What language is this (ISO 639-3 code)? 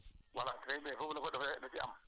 wol